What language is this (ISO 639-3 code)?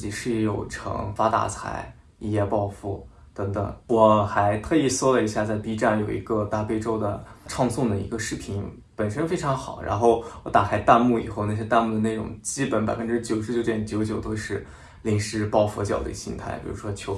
zho